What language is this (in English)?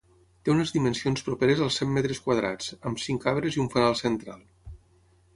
Catalan